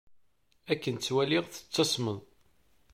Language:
Kabyle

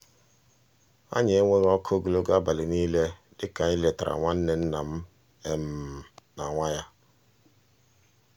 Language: Igbo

